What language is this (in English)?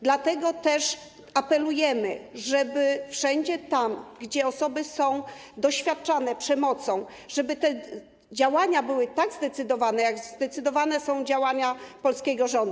Polish